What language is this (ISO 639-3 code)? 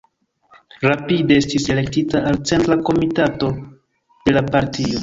epo